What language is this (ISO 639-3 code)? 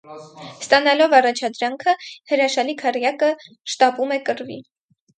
hye